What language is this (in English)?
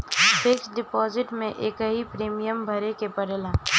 Bhojpuri